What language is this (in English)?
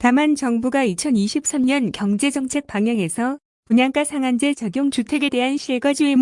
Korean